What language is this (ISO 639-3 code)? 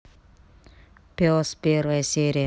rus